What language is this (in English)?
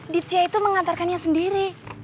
Indonesian